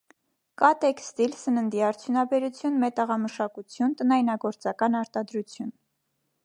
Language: Armenian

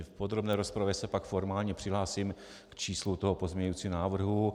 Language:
Czech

